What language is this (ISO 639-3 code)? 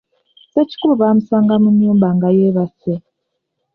lug